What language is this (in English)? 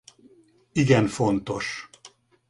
Hungarian